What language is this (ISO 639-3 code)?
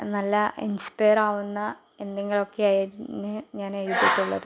mal